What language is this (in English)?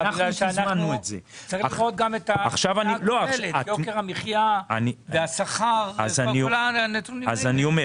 Hebrew